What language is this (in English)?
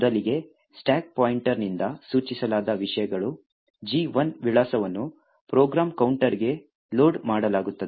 Kannada